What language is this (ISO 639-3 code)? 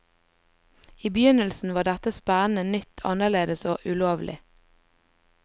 nor